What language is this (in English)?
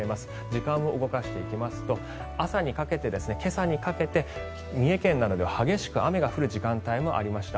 Japanese